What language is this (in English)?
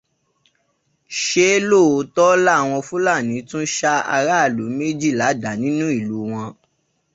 Yoruba